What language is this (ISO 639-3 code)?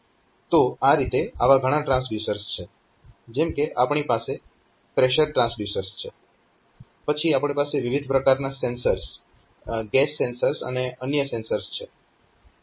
guj